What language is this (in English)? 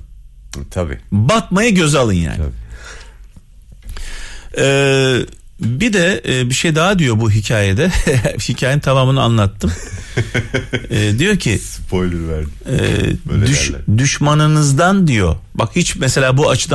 Turkish